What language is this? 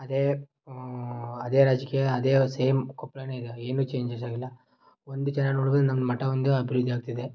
Kannada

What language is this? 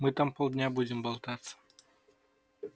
Russian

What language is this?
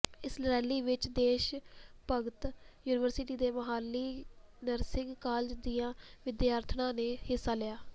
Punjabi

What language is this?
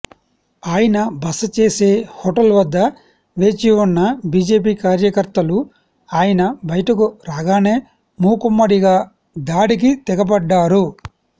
Telugu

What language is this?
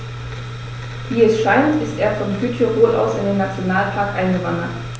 German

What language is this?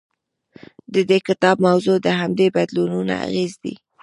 Pashto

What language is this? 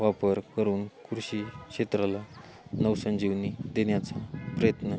Marathi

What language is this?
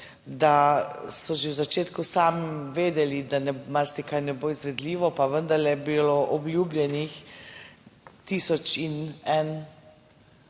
Slovenian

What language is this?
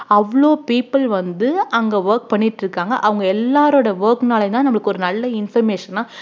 Tamil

